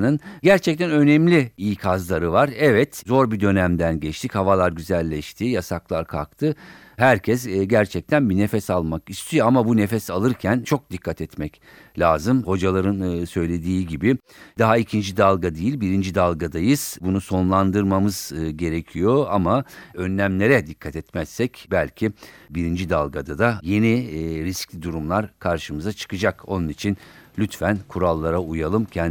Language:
Turkish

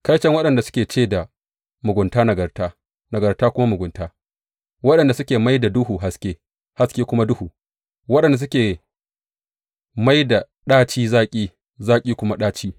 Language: Hausa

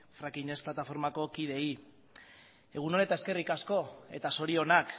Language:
Basque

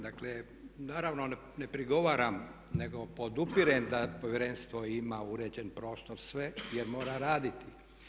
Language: Croatian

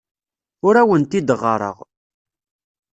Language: Kabyle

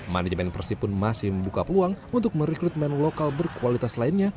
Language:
Indonesian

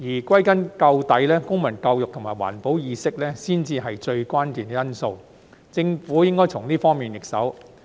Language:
Cantonese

